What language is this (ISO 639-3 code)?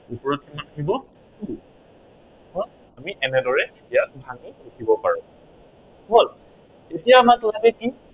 asm